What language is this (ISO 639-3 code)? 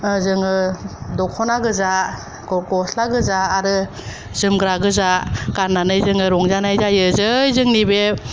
brx